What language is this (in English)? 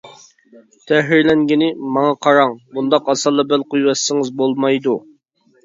Uyghur